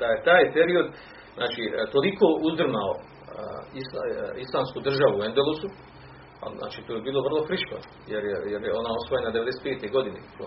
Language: Croatian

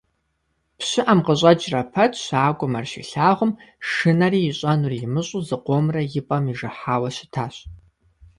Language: Kabardian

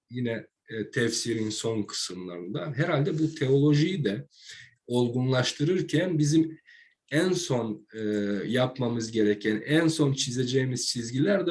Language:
Turkish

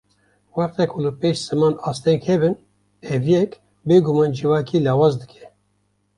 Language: Kurdish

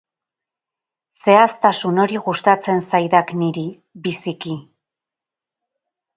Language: Basque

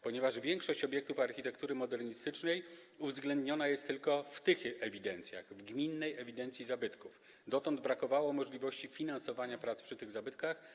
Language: Polish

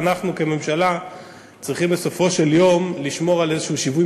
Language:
Hebrew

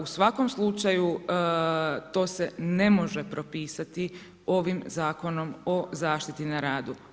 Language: Croatian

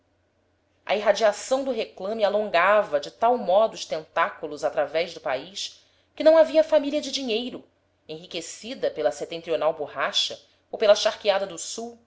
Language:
Portuguese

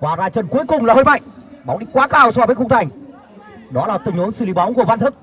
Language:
Vietnamese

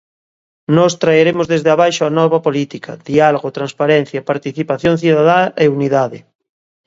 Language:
Galician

